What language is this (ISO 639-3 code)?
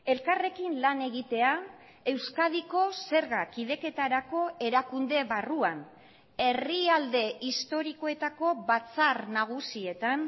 eus